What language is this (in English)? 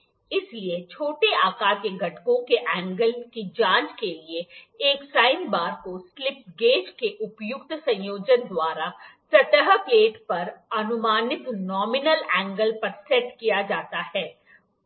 Hindi